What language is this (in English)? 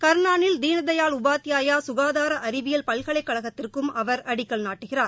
Tamil